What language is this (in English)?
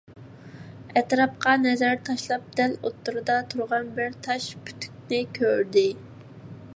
Uyghur